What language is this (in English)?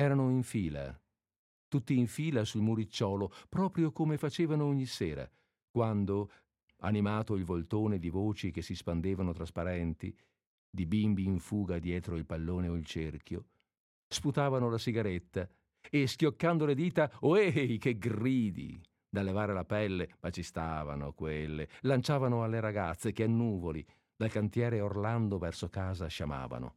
Italian